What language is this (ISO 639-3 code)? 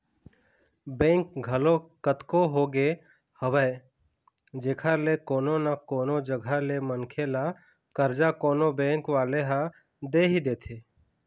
hne